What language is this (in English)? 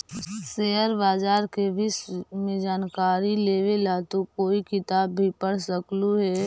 Magahi